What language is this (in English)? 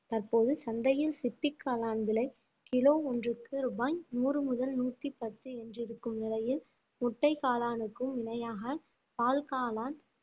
Tamil